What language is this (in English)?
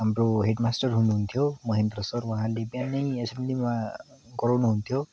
Nepali